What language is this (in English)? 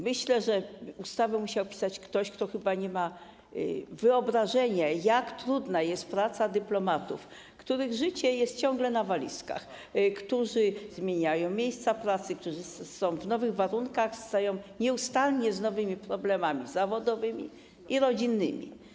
Polish